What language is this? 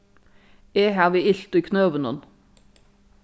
Faroese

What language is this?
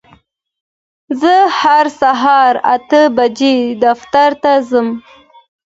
Pashto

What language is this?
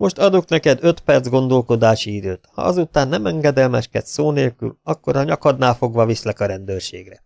Hungarian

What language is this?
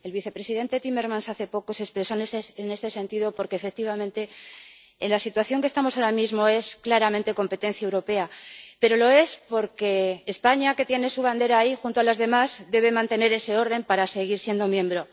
Spanish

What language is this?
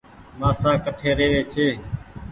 Goaria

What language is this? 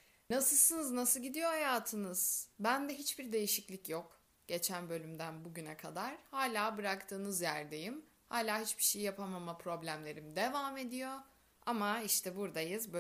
Turkish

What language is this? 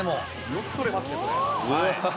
Japanese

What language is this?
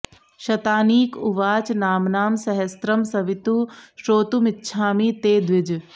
Sanskrit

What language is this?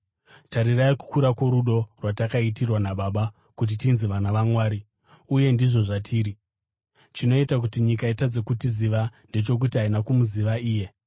Shona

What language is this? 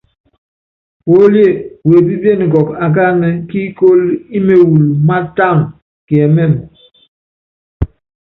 Yangben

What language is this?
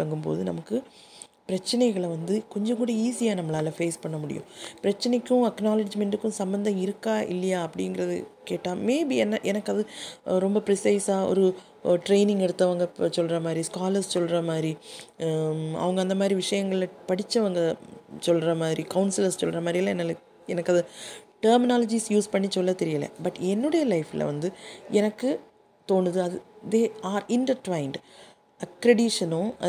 Tamil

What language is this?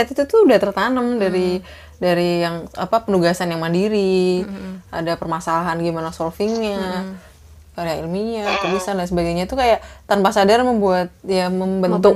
Indonesian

